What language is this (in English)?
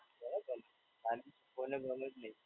Gujarati